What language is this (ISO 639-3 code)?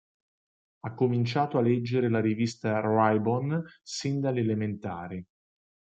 ita